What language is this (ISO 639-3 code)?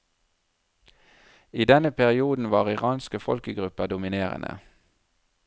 nor